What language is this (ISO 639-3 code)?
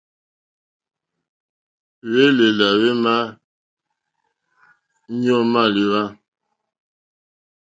bri